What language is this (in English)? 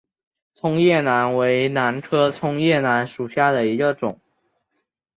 Chinese